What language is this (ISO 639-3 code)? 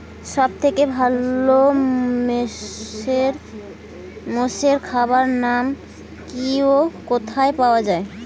ben